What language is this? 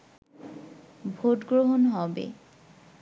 Bangla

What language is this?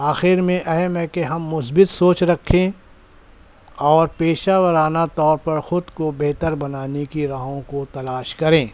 Urdu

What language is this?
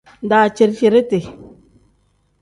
Tem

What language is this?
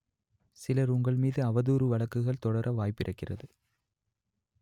Tamil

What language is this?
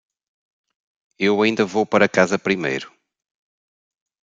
Portuguese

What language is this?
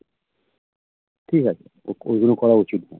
Bangla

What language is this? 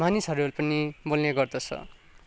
Nepali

